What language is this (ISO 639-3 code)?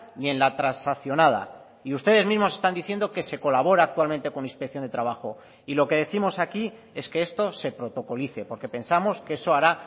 spa